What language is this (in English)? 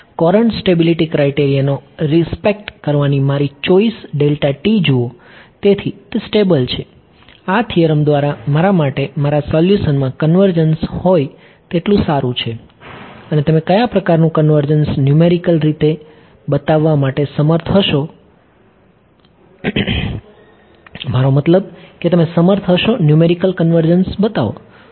Gujarati